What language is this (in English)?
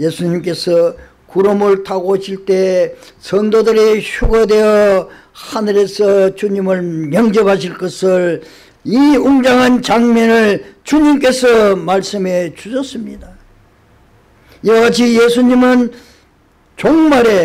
Korean